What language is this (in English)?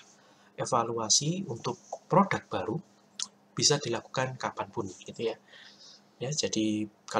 Indonesian